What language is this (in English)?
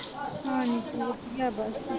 Punjabi